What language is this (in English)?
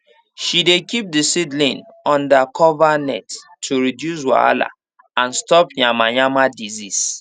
Nigerian Pidgin